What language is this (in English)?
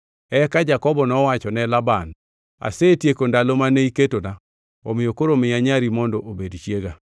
Luo (Kenya and Tanzania)